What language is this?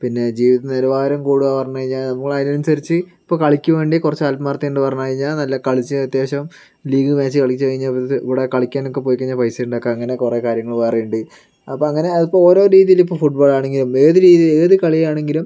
Malayalam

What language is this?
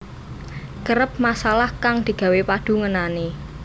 Javanese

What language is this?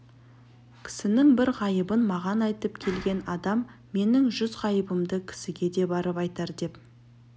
Kazakh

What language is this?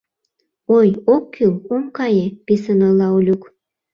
Mari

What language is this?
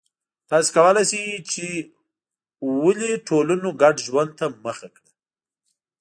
Pashto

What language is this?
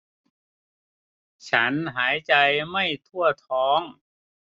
Thai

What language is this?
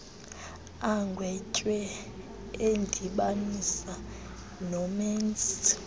Xhosa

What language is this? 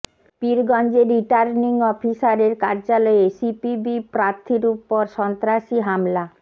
Bangla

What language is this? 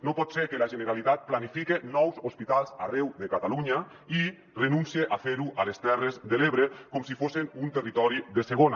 Catalan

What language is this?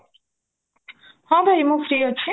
Odia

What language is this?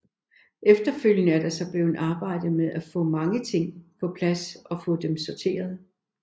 Danish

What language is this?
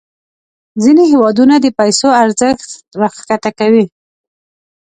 Pashto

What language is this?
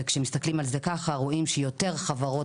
Hebrew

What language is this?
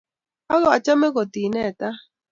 Kalenjin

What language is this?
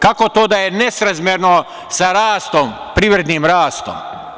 Serbian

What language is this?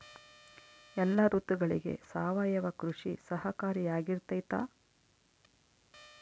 Kannada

